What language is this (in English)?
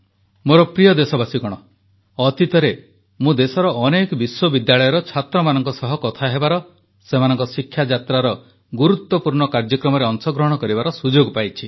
Odia